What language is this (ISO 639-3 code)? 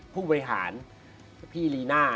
tha